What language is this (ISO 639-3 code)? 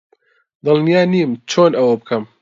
ckb